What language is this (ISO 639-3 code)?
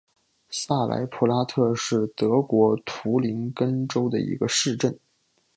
zho